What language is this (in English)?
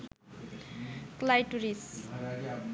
Bangla